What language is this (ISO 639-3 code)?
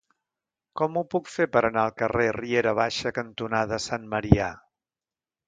cat